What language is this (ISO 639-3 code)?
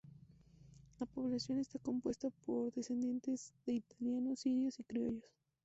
spa